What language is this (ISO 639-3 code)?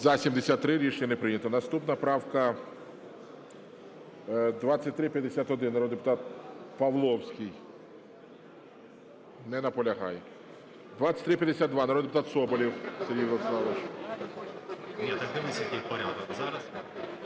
ukr